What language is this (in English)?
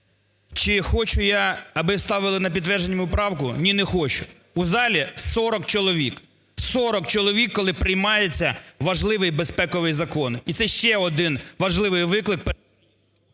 Ukrainian